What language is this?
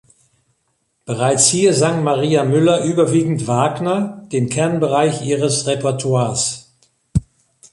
German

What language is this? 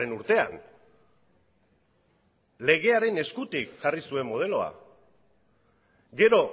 Basque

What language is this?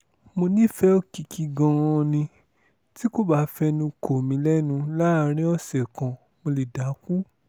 Yoruba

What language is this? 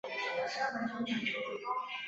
Chinese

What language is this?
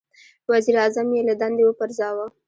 Pashto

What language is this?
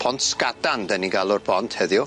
Welsh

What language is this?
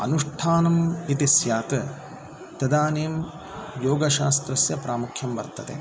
Sanskrit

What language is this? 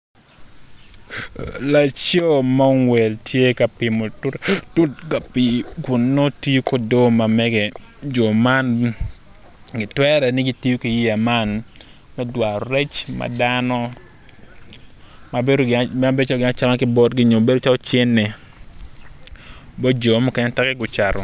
Acoli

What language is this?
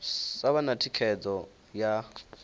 Venda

